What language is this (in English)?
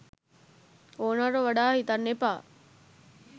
Sinhala